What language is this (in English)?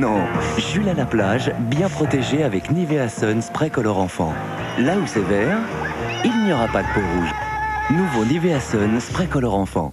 French